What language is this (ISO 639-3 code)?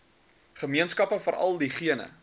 afr